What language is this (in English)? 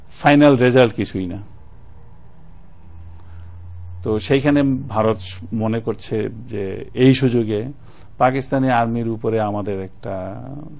Bangla